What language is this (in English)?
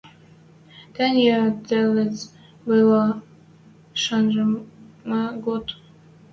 Western Mari